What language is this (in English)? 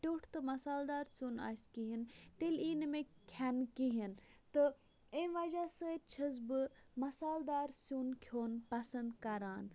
Kashmiri